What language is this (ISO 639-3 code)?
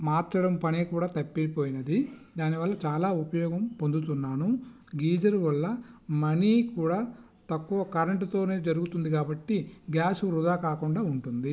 tel